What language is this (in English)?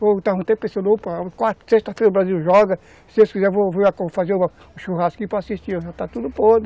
Portuguese